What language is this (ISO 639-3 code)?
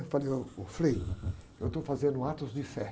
por